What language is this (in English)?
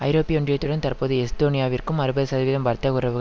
Tamil